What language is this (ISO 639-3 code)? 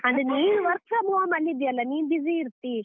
kan